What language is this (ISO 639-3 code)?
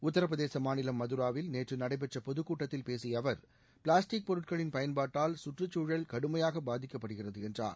tam